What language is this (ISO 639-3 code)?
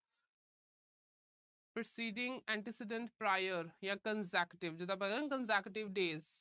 pan